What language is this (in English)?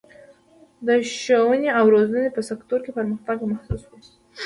Pashto